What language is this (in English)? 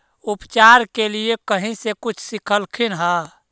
Magahi